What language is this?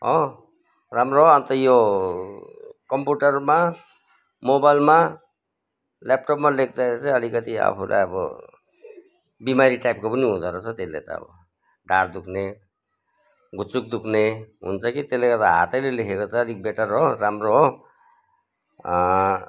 Nepali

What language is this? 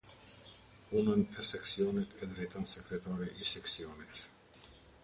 Albanian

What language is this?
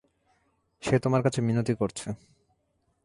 Bangla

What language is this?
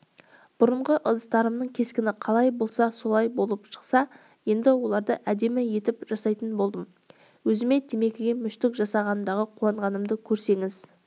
Kazakh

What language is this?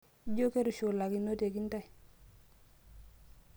Masai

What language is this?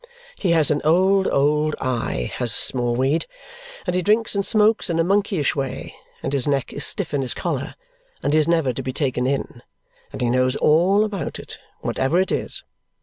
English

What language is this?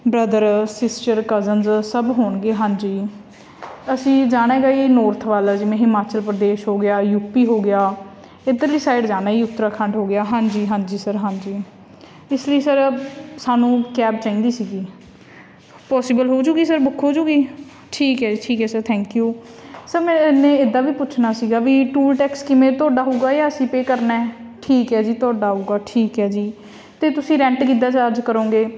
Punjabi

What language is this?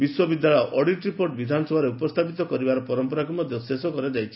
Odia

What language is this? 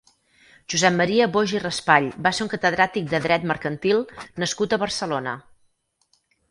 Catalan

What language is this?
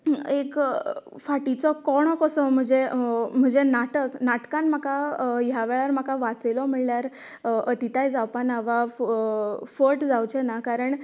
Konkani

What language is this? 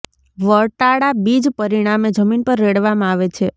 Gujarati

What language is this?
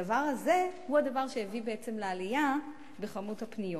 Hebrew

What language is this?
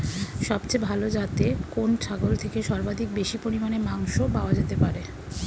Bangla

